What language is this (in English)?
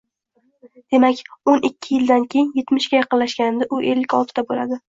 Uzbek